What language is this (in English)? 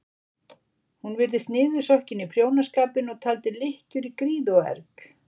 Icelandic